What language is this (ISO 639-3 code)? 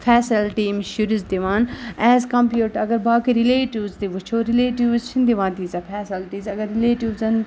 kas